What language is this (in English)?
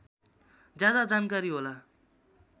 Nepali